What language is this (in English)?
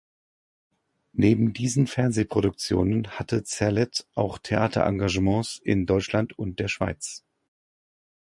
German